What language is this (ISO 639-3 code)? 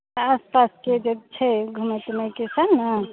mai